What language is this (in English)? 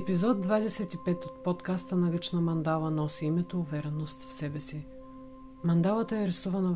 Bulgarian